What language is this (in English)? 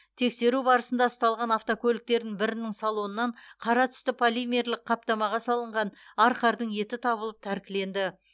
Kazakh